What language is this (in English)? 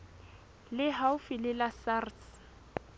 Southern Sotho